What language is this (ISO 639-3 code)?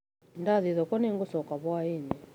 kik